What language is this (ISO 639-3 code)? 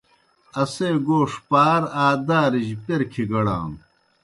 plk